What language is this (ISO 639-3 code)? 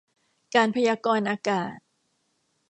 tha